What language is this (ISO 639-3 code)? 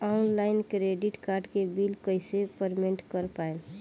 bho